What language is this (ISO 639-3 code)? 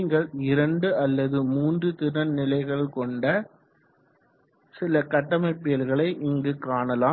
tam